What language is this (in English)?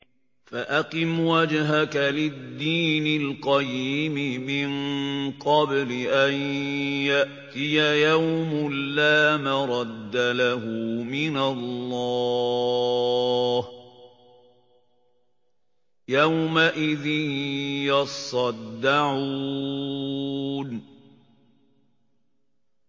Arabic